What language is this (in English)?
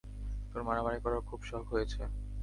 Bangla